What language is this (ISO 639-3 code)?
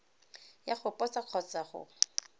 tsn